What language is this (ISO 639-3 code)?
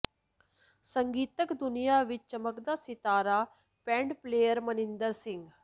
pan